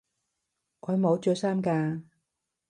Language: Cantonese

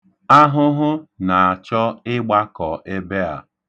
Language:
Igbo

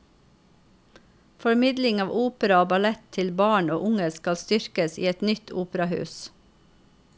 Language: Norwegian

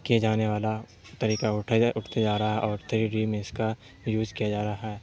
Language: Urdu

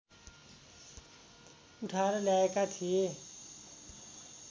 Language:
Nepali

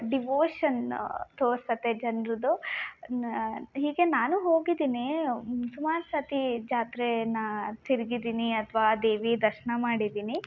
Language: Kannada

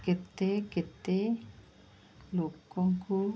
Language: Odia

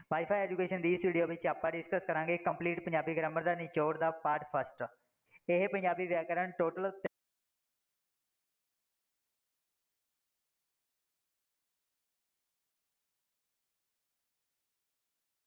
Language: Punjabi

